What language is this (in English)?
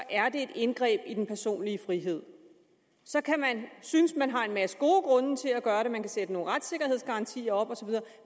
Danish